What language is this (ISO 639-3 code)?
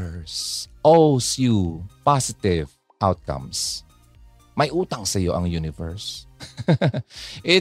fil